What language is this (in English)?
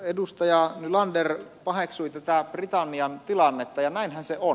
Finnish